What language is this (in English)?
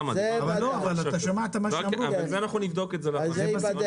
Hebrew